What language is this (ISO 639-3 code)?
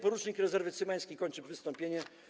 pol